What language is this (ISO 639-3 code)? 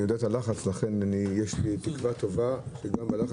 heb